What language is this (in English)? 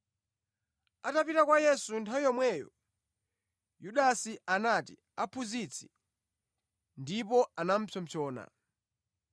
Nyanja